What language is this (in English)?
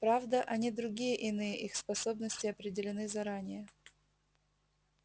Russian